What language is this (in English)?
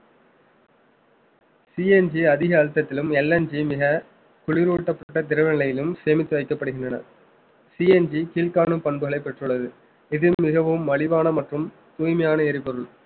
Tamil